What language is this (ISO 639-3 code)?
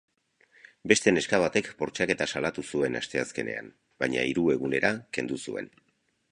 eus